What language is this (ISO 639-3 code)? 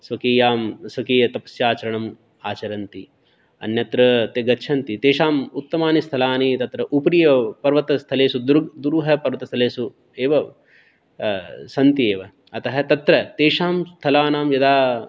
san